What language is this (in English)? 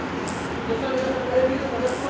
Maithili